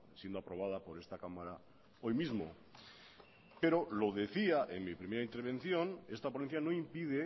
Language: Spanish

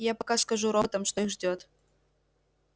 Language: Russian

